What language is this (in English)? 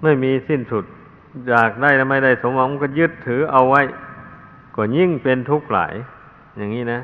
Thai